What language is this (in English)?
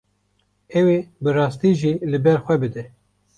Kurdish